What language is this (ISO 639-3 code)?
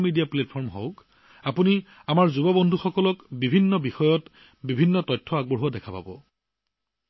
asm